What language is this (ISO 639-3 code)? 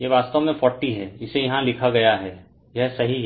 hin